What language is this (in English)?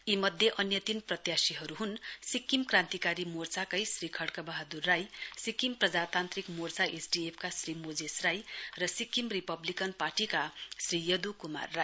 Nepali